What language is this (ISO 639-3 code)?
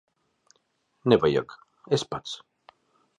lav